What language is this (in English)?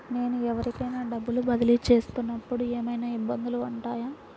Telugu